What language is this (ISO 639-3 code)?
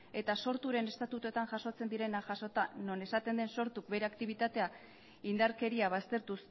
eus